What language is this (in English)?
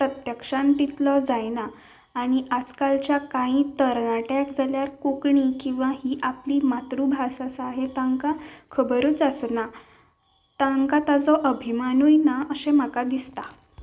Konkani